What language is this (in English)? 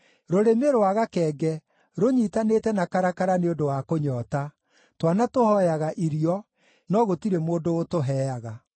Kikuyu